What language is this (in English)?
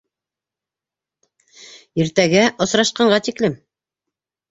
Bashkir